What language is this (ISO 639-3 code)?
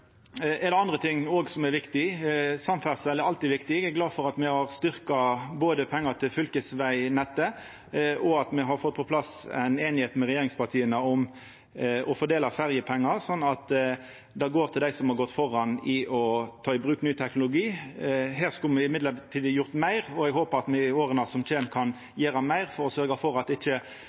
nno